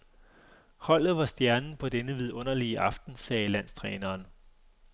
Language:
Danish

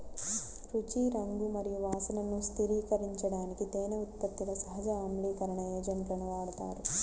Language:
Telugu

